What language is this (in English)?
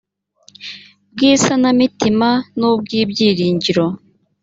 Kinyarwanda